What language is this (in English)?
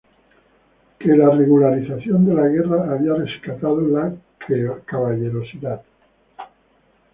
Spanish